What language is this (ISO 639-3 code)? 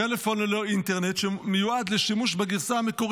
heb